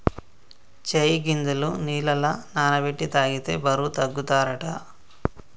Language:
Telugu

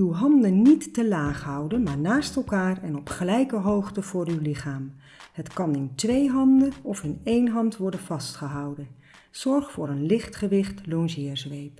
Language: Dutch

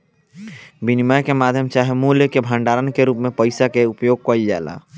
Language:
Bhojpuri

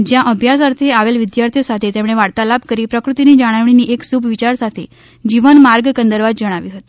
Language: Gujarati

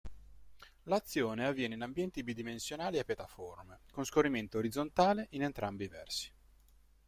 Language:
Italian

